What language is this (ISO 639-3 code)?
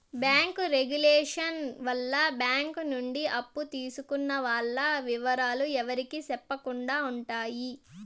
tel